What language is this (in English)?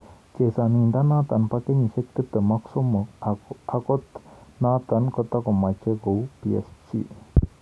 Kalenjin